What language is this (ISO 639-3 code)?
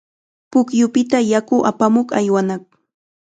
qxa